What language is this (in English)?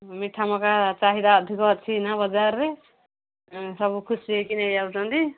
Odia